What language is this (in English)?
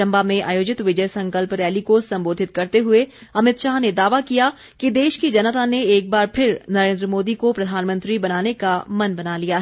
Hindi